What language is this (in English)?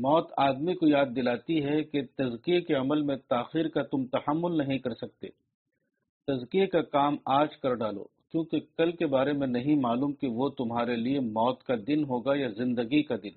Urdu